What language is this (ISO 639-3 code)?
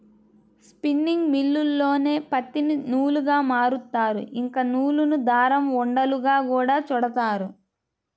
tel